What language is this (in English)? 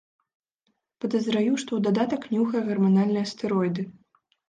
Belarusian